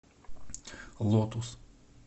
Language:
Russian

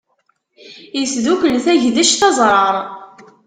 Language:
Kabyle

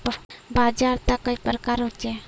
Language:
Magahi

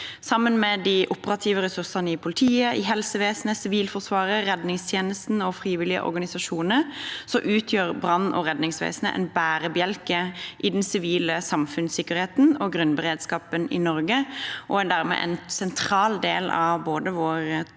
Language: Norwegian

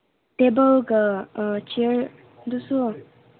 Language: Manipuri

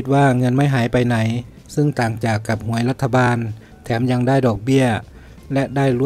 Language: Thai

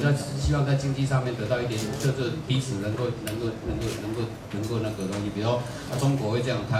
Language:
Chinese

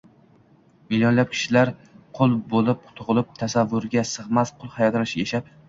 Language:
Uzbek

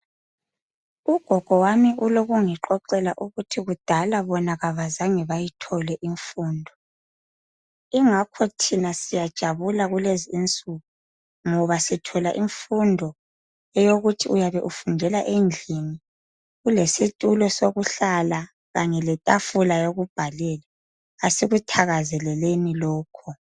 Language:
North Ndebele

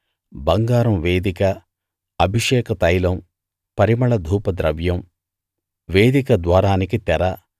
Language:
Telugu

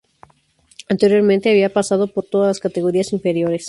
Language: Spanish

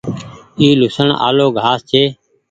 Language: Goaria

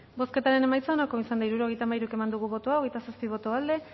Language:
Basque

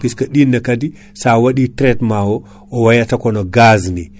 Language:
Fula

